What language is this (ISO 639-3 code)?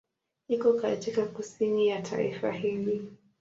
swa